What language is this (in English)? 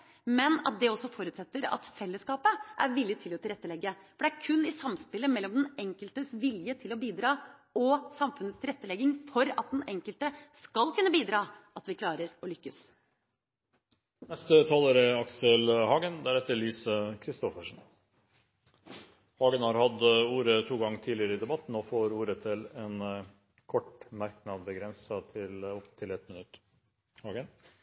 Norwegian Bokmål